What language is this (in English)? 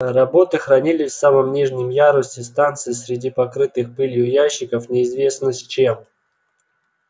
Russian